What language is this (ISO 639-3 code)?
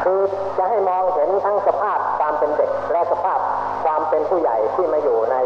tha